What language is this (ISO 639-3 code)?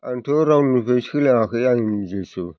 brx